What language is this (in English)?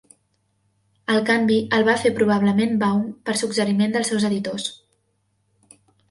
Catalan